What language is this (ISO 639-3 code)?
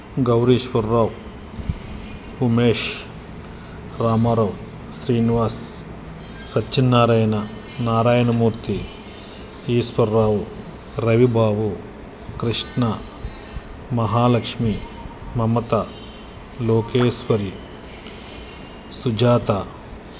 tel